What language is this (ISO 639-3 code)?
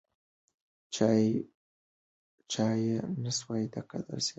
pus